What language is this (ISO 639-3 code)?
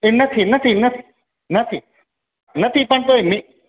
guj